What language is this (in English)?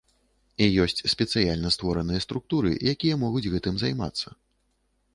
Belarusian